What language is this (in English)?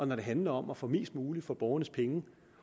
Danish